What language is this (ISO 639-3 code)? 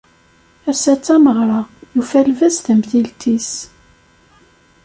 kab